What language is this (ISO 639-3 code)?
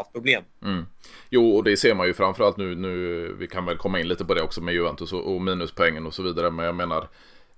swe